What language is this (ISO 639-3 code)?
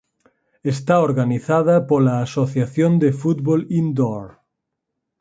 glg